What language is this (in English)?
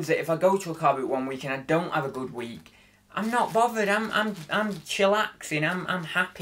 English